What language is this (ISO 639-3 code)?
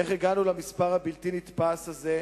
heb